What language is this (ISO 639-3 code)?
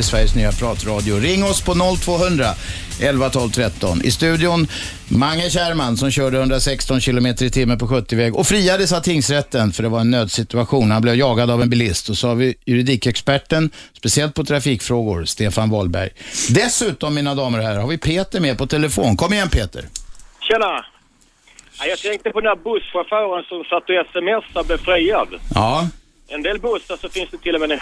swe